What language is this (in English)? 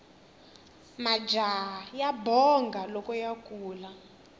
Tsonga